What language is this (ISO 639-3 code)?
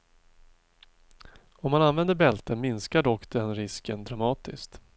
swe